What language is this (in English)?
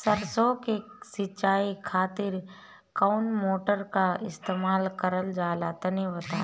Bhojpuri